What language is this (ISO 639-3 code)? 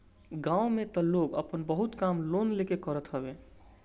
bho